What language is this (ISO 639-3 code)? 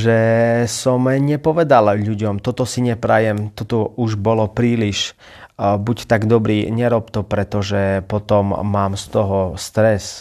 slk